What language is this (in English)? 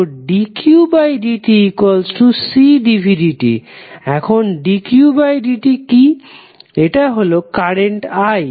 Bangla